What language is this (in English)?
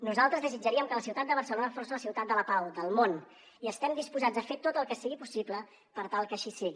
Catalan